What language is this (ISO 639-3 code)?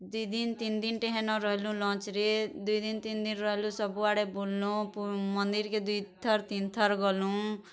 ori